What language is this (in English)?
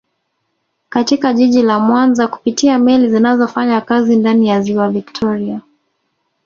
Swahili